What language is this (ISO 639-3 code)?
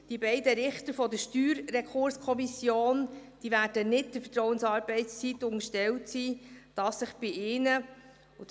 gsw